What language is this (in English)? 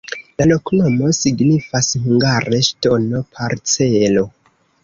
Esperanto